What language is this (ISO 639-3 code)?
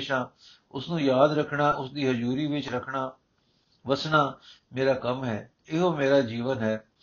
pan